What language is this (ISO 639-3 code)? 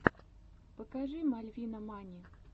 rus